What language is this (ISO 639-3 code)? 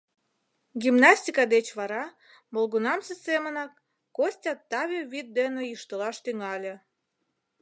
chm